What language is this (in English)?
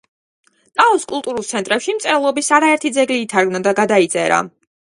Georgian